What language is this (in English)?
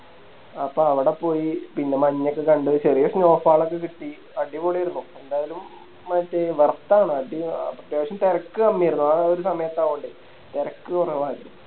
Malayalam